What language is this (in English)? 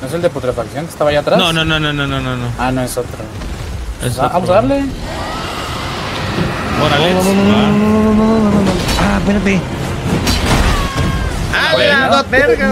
Spanish